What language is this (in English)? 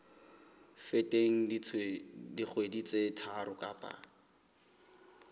Southern Sotho